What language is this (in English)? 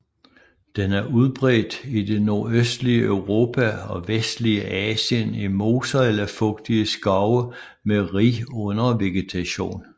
Danish